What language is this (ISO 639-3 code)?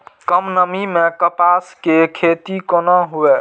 mai